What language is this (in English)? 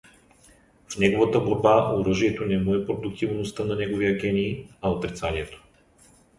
Bulgarian